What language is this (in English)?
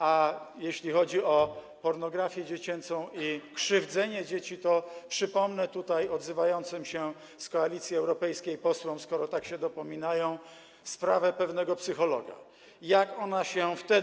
Polish